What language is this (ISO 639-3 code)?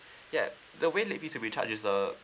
eng